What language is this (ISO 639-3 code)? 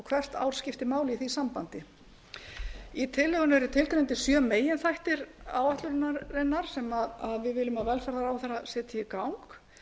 isl